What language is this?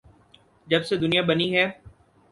Urdu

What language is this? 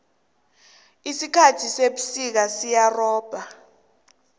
South Ndebele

